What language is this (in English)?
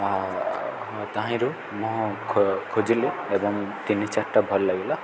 Odia